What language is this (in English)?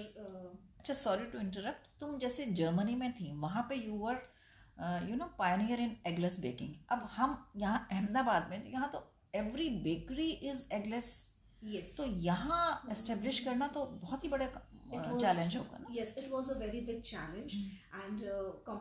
Hindi